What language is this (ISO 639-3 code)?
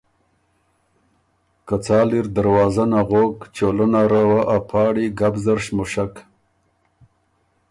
oru